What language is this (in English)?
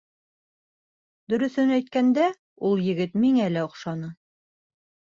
Bashkir